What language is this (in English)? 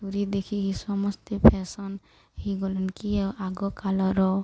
Odia